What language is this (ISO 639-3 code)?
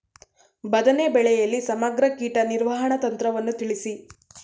kan